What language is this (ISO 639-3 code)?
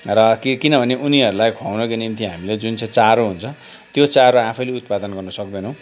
nep